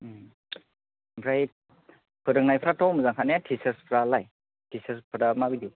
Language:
Bodo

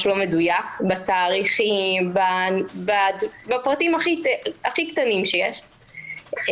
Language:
Hebrew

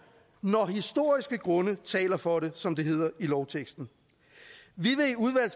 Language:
Danish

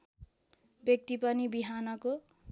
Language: Nepali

